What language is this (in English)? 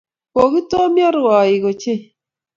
Kalenjin